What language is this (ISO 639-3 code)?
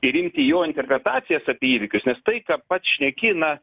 lit